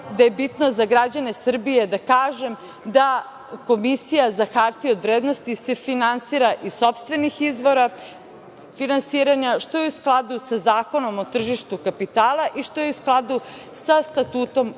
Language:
Serbian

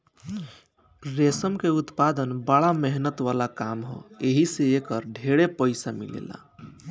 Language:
Bhojpuri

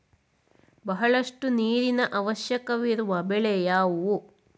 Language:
Kannada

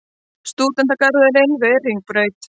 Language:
Icelandic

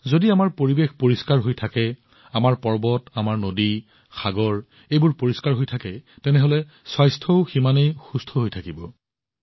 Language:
Assamese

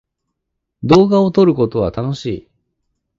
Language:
Japanese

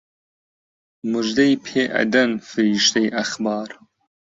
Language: Central Kurdish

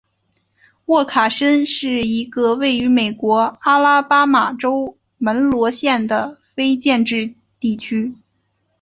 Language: Chinese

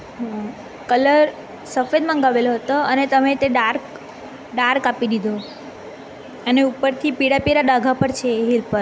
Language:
Gujarati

